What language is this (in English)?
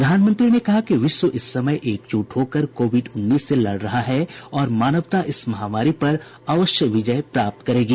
Hindi